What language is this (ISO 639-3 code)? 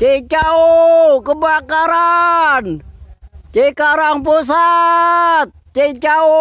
ind